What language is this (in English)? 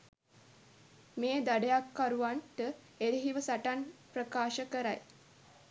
Sinhala